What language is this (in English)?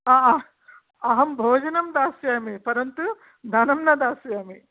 Sanskrit